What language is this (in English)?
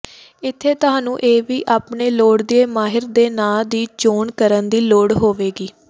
Punjabi